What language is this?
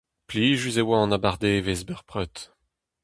Breton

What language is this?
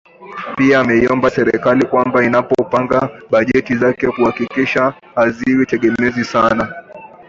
Swahili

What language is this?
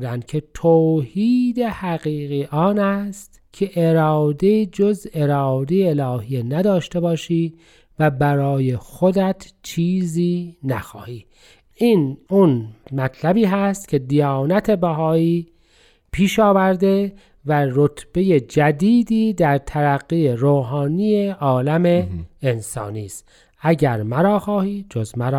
Persian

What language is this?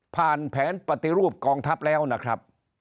Thai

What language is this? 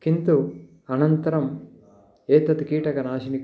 Sanskrit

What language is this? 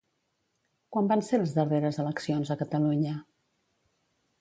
Catalan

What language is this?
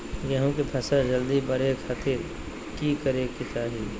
Magahi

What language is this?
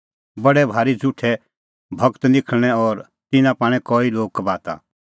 Kullu Pahari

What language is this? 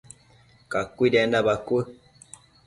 Matsés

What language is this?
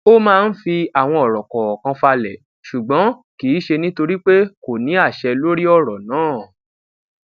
Yoruba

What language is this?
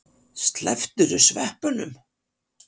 Icelandic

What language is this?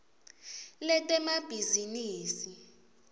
Swati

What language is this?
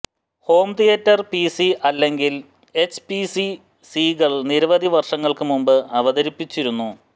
Malayalam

